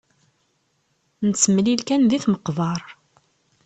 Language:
Kabyle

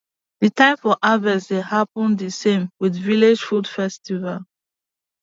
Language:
Nigerian Pidgin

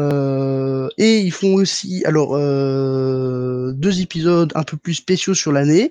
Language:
French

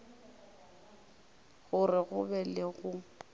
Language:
Northern Sotho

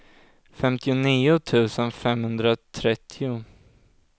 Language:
Swedish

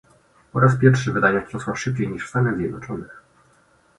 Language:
Polish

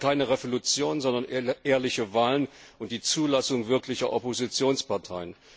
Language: German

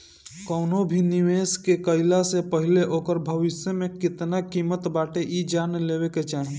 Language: Bhojpuri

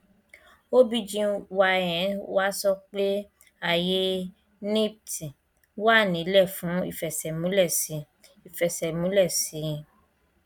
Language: Yoruba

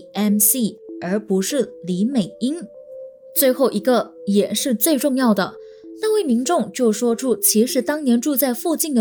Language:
Chinese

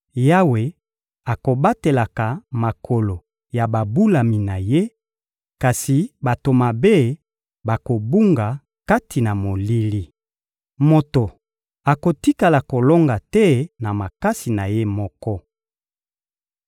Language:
Lingala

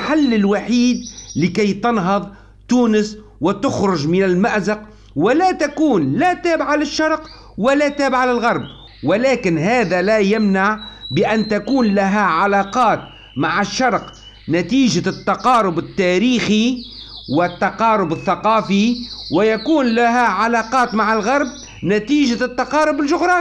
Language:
Arabic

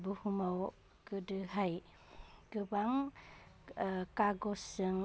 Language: Bodo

